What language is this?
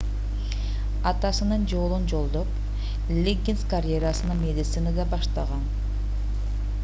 Kyrgyz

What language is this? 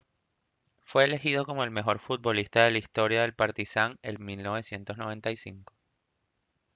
Spanish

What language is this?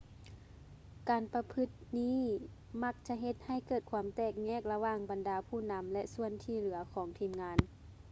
Lao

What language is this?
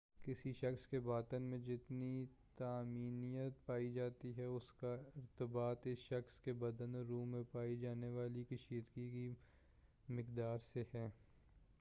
Urdu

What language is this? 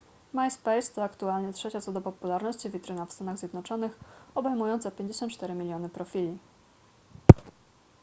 Polish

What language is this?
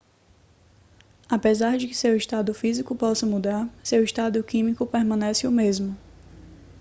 Portuguese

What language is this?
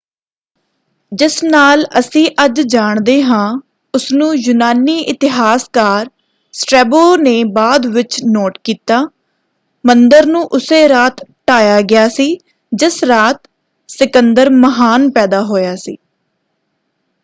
Punjabi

